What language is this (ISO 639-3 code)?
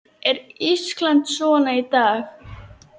isl